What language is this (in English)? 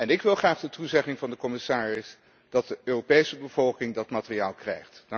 Dutch